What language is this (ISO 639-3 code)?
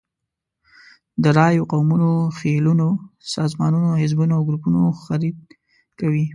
pus